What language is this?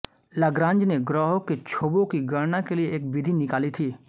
Hindi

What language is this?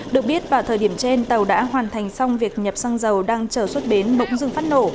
Vietnamese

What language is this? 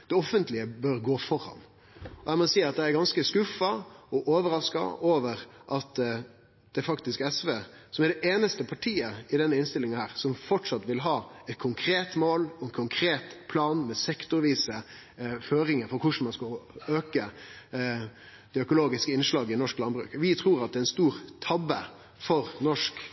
Norwegian Nynorsk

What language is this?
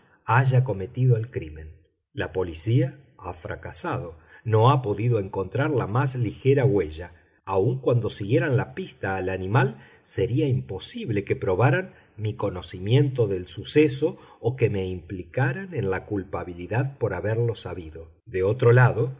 Spanish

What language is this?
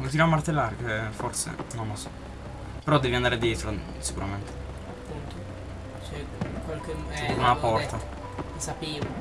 Italian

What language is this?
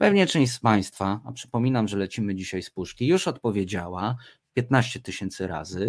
Polish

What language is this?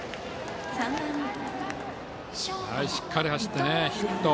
Japanese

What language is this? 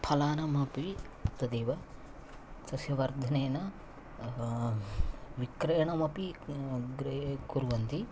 Sanskrit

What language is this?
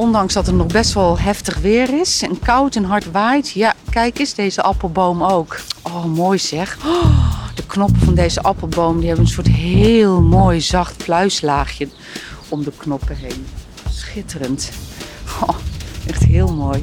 Dutch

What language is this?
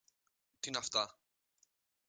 Greek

